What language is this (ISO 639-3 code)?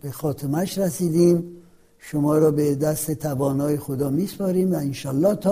fas